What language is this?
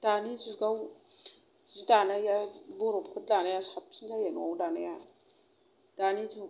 Bodo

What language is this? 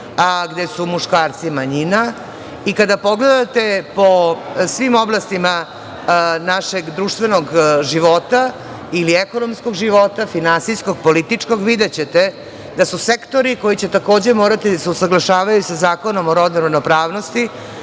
Serbian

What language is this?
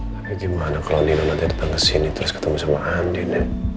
Indonesian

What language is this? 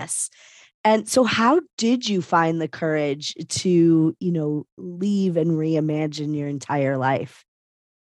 English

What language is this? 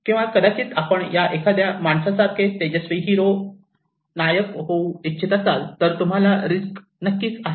Marathi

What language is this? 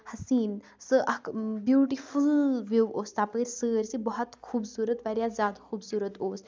Kashmiri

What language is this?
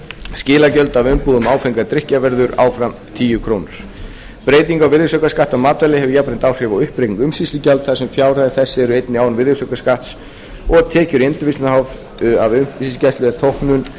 Icelandic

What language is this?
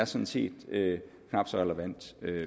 Danish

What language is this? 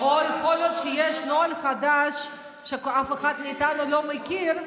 Hebrew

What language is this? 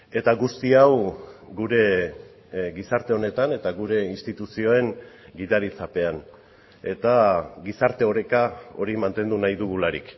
Basque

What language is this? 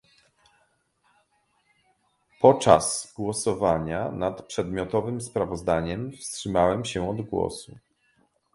Polish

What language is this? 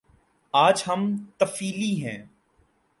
Urdu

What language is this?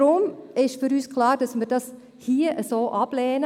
Swiss German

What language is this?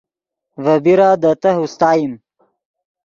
Yidgha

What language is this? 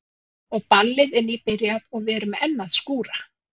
Icelandic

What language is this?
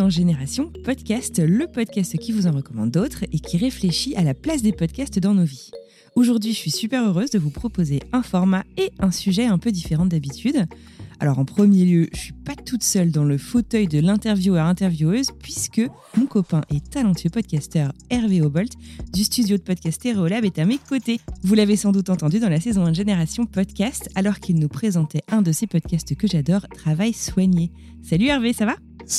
French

